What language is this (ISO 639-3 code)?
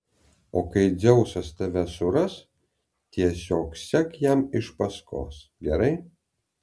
lit